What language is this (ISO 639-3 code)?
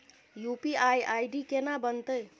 mai